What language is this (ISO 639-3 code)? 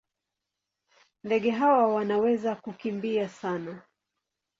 swa